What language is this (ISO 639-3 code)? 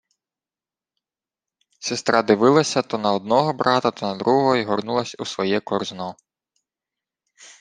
ukr